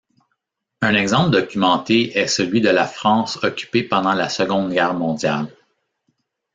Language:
French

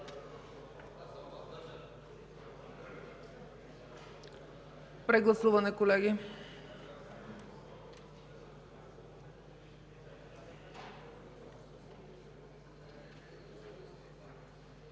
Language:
Bulgarian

